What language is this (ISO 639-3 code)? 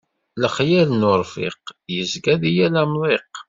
kab